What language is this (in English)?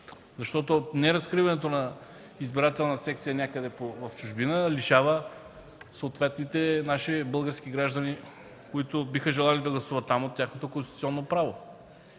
Bulgarian